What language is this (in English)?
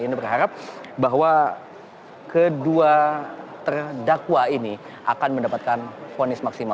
Indonesian